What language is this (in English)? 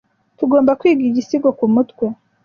Kinyarwanda